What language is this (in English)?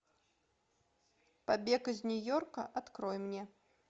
Russian